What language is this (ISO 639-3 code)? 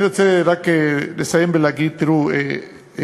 heb